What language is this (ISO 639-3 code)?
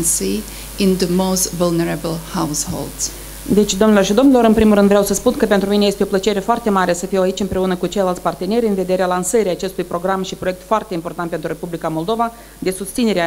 ron